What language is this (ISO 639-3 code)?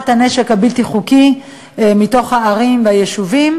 heb